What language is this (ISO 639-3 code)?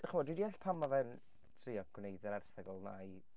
cym